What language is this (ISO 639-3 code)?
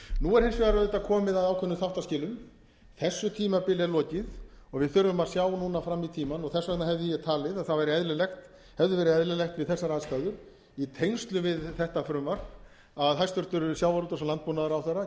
isl